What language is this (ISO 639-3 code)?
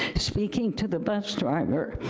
eng